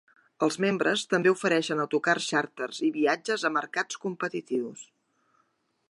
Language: Catalan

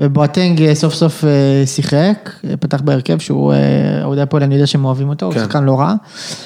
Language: Hebrew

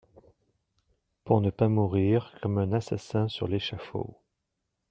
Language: French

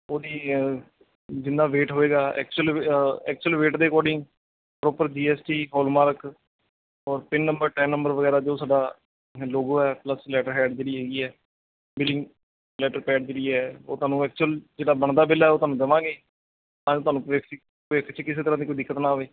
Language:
Punjabi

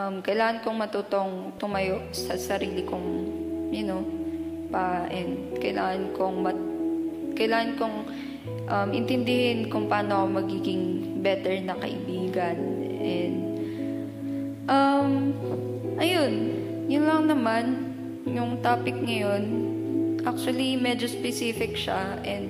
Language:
Filipino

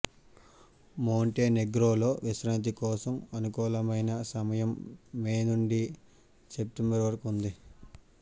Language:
Telugu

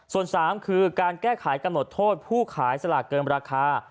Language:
Thai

